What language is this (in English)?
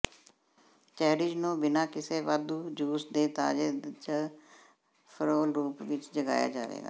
Punjabi